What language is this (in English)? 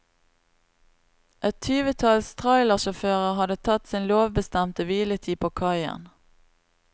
Norwegian